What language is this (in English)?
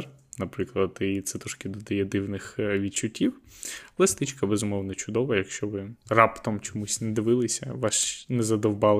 Ukrainian